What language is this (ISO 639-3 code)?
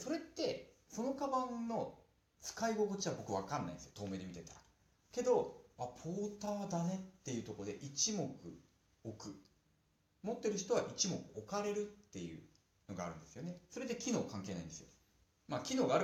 jpn